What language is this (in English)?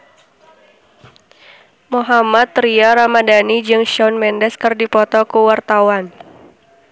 Sundanese